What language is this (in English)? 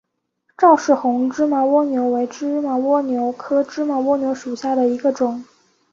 Chinese